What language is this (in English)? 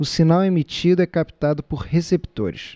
Portuguese